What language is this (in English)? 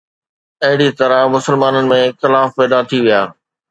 Sindhi